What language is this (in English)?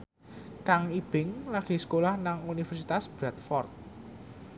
Javanese